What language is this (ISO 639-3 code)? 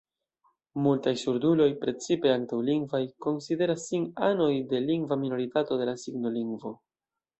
epo